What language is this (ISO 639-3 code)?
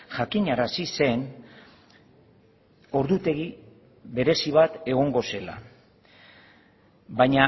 eus